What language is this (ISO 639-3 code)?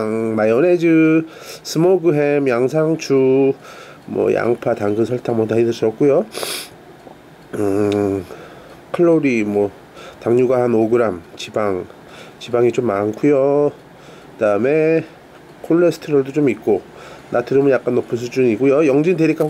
kor